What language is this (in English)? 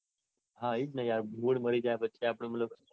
Gujarati